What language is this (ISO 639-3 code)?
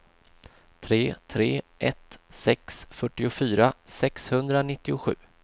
swe